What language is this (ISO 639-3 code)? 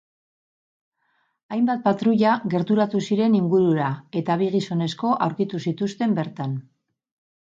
eus